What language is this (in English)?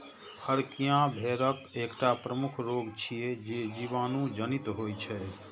Maithili